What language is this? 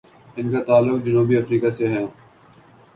Urdu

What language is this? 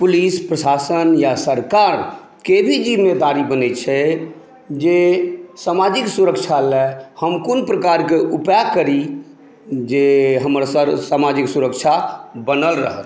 Maithili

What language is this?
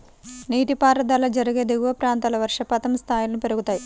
Telugu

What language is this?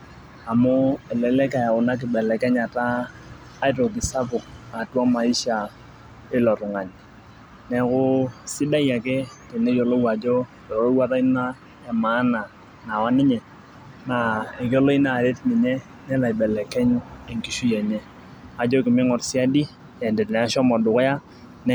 Masai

